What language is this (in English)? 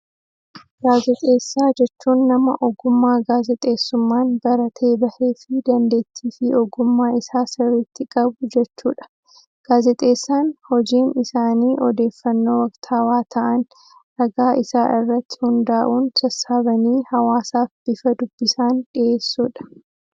Oromo